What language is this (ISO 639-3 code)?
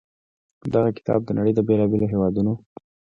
pus